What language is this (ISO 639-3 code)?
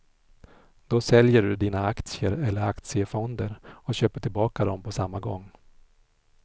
swe